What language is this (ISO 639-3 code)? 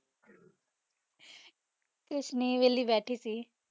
pan